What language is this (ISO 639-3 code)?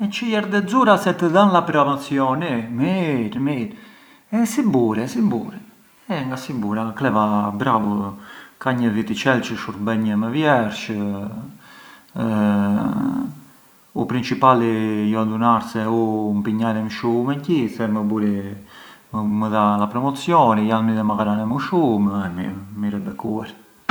aae